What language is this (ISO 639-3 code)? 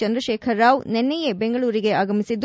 kan